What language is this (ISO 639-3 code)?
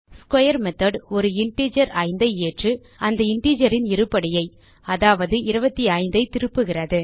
tam